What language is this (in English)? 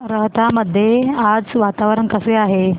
Marathi